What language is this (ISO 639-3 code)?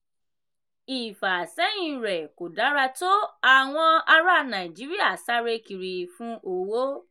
yor